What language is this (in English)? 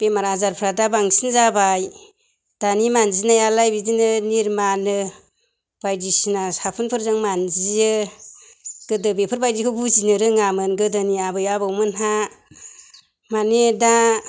Bodo